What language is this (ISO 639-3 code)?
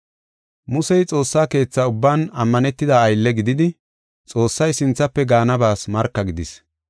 gof